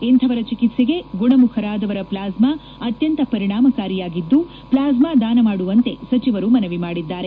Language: Kannada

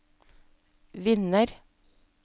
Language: Norwegian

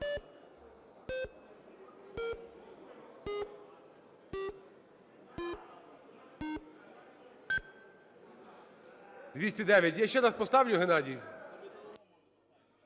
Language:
Ukrainian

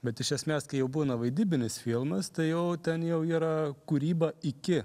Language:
Lithuanian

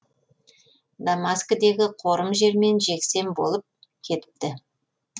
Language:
Kazakh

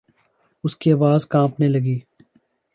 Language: Urdu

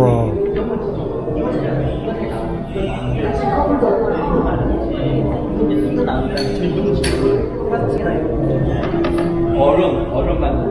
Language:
Korean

